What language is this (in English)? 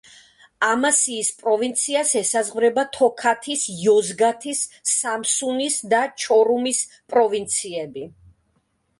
Georgian